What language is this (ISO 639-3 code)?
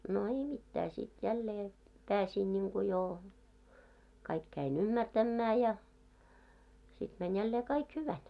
fin